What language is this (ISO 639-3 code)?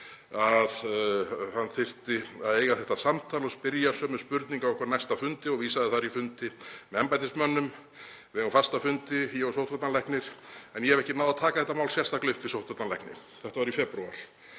isl